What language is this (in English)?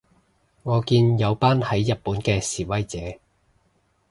Cantonese